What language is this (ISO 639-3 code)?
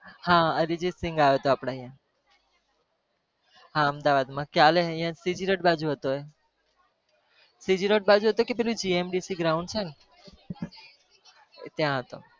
guj